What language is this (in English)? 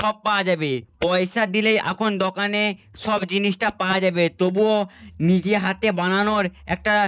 Bangla